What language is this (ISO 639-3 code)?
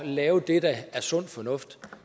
dan